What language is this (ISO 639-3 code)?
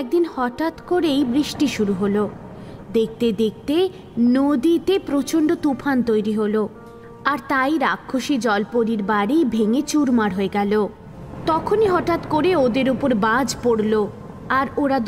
hin